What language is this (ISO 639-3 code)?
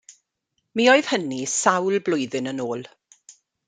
cym